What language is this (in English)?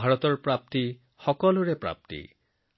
Assamese